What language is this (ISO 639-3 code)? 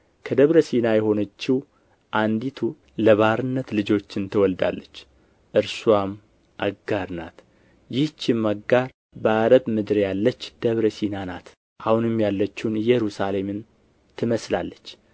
amh